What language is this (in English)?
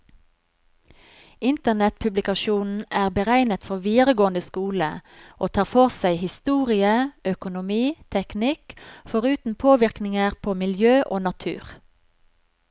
Norwegian